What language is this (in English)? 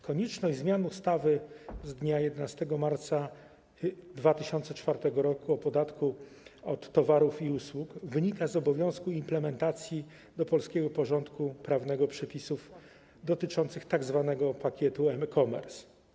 Polish